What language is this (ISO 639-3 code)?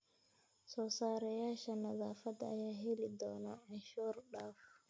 som